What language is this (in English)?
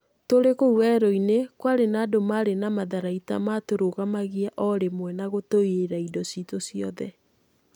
Kikuyu